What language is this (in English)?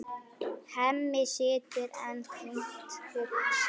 Icelandic